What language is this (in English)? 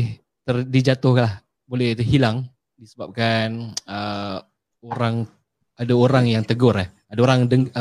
Malay